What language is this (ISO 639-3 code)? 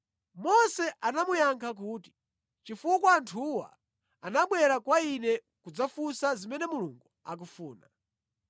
nya